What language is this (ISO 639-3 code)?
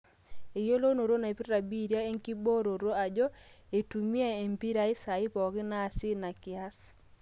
mas